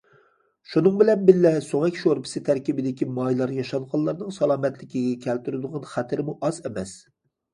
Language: Uyghur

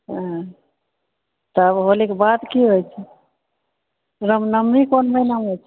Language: Maithili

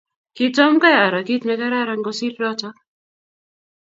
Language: Kalenjin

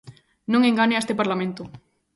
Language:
Galician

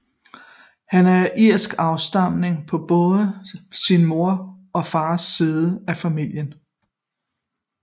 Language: Danish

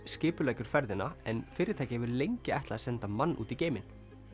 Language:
Icelandic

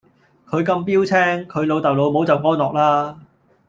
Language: Cantonese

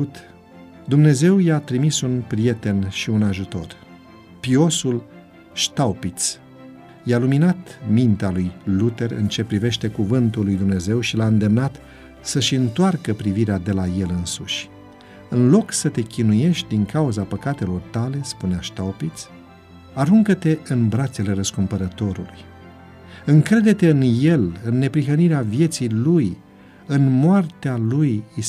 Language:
Romanian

